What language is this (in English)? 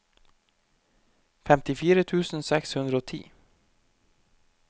Norwegian